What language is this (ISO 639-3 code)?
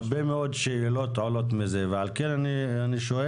heb